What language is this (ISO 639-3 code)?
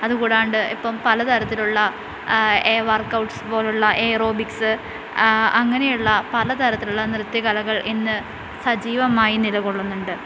mal